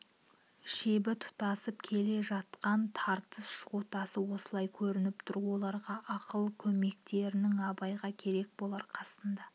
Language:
Kazakh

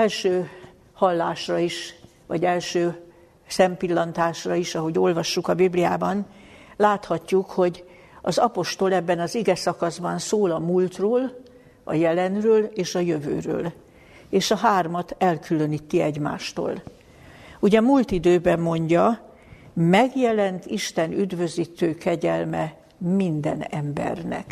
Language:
Hungarian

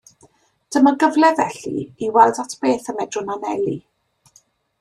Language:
Welsh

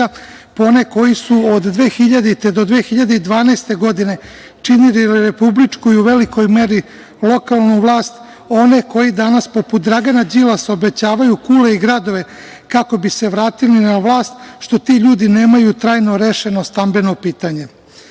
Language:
Serbian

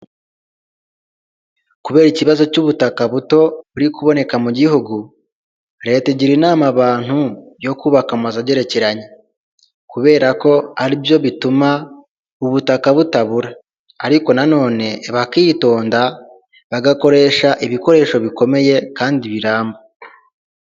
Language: Kinyarwanda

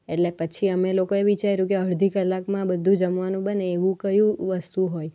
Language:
Gujarati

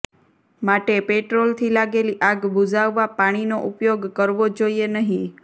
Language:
Gujarati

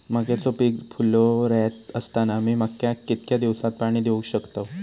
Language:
Marathi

